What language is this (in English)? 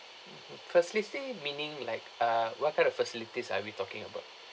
English